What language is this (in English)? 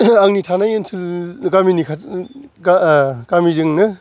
Bodo